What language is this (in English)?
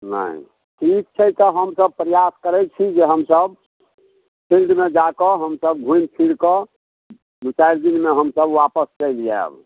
Maithili